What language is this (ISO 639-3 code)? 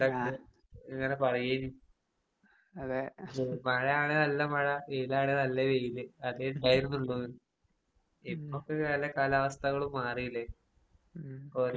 mal